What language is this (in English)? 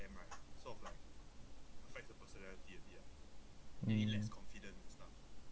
English